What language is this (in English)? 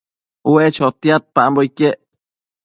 Matsés